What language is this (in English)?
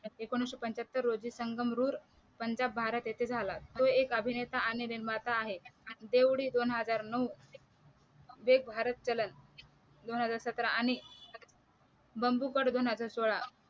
Marathi